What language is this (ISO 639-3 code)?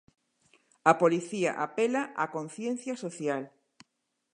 glg